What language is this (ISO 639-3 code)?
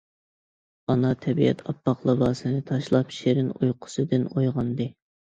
uig